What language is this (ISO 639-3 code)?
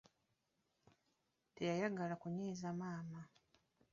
lug